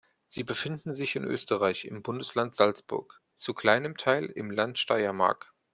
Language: German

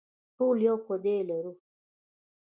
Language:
Pashto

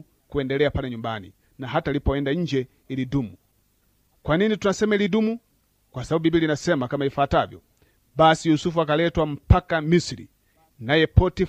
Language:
Swahili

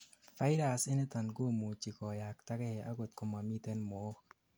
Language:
Kalenjin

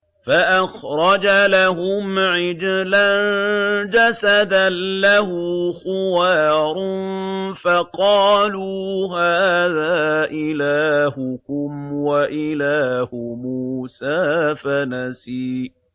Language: Arabic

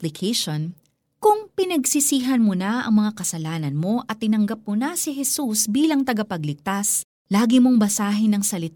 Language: Filipino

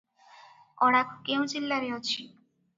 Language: Odia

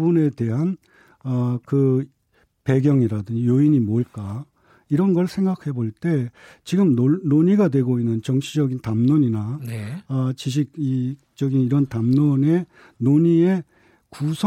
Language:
Korean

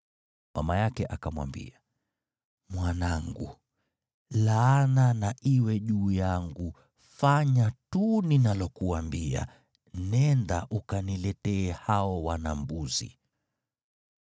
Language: Swahili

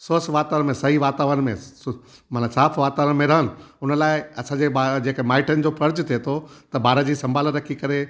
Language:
Sindhi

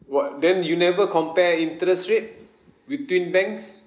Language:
English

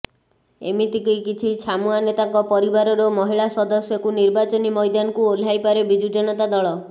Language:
Odia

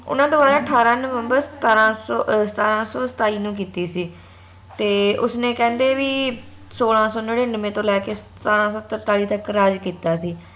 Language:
Punjabi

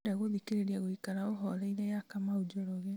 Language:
Kikuyu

